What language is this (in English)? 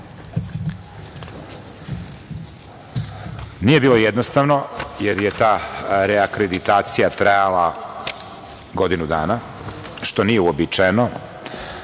Serbian